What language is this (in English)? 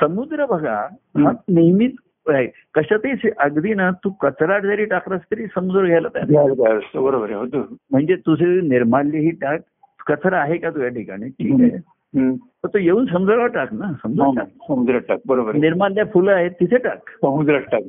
Marathi